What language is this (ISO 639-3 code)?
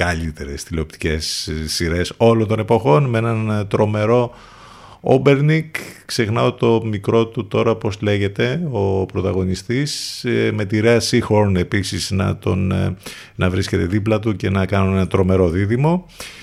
ell